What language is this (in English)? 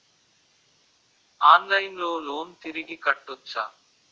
Telugu